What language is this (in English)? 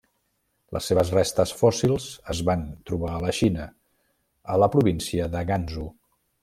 Catalan